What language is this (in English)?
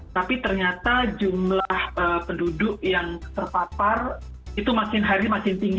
Indonesian